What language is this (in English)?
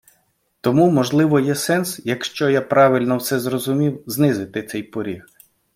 Ukrainian